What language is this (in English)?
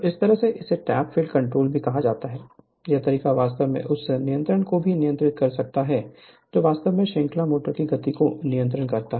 Hindi